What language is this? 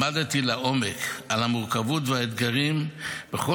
Hebrew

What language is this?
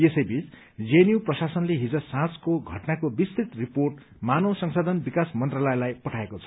Nepali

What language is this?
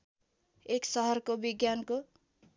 Nepali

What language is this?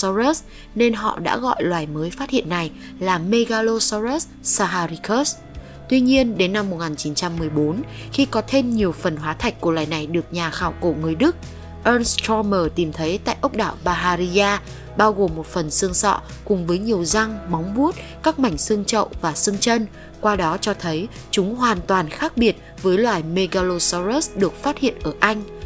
Vietnamese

